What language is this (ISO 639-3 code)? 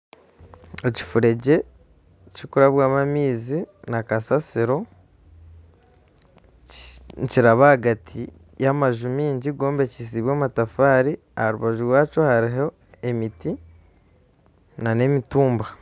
nyn